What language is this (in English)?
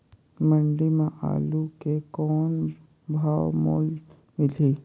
Chhattisgarhi